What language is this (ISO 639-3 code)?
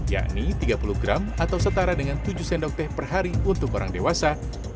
ind